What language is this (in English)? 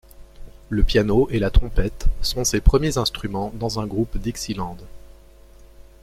French